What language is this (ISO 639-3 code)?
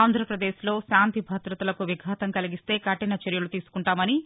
tel